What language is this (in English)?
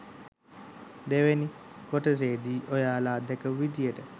Sinhala